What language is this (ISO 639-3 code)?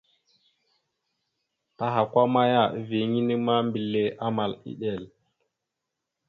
mxu